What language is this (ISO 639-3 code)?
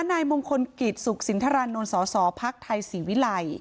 tha